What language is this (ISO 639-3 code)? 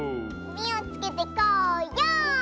jpn